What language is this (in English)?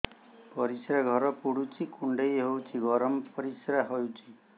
Odia